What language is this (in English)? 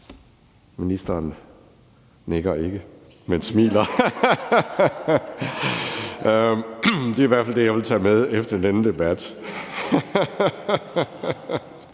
Danish